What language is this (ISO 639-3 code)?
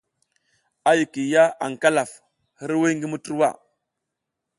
giz